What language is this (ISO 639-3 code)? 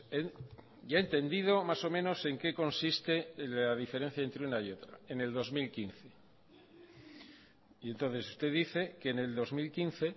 spa